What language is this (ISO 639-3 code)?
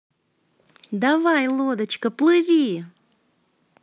rus